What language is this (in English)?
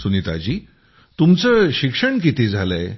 Marathi